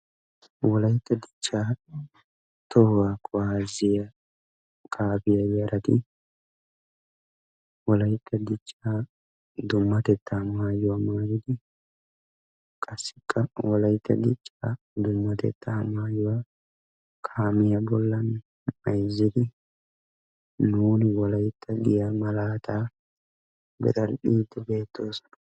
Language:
Wolaytta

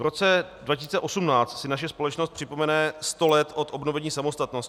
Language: Czech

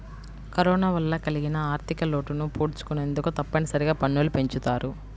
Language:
Telugu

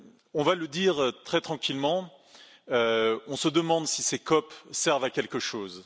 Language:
French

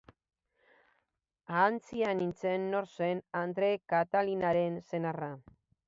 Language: Basque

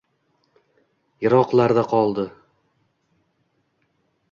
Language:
Uzbek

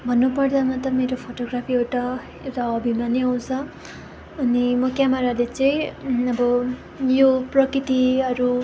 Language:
Nepali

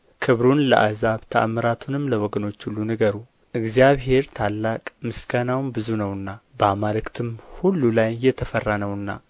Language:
Amharic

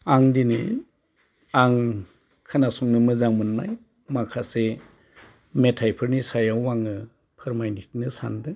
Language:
Bodo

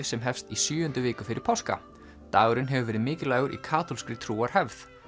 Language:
Icelandic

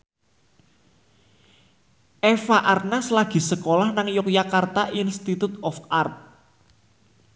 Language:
Javanese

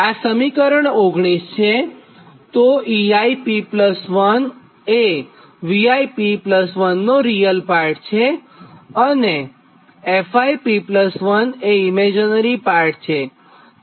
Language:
Gujarati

